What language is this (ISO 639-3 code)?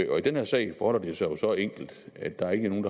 dan